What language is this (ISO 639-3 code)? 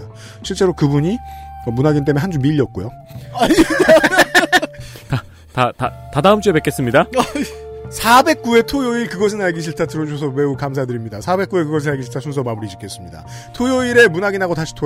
kor